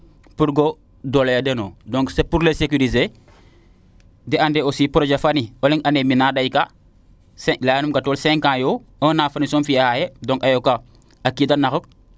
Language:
Serer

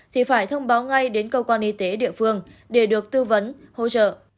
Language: Vietnamese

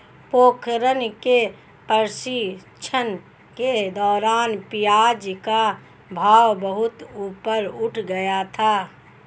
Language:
Hindi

